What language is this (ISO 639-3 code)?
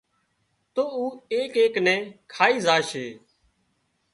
kxp